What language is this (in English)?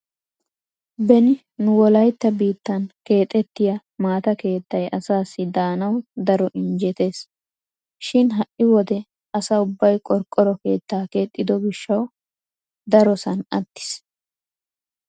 Wolaytta